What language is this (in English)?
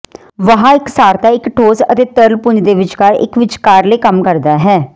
Punjabi